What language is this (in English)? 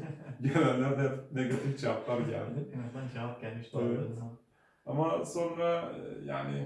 Turkish